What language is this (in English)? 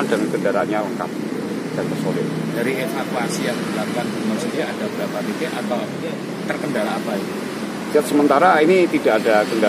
Indonesian